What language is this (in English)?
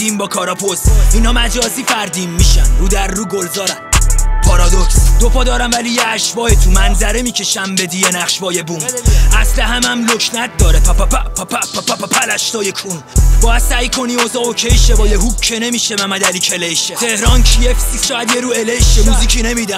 Persian